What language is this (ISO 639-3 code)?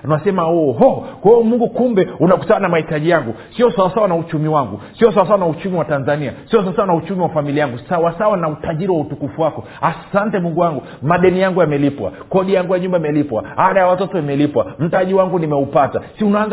swa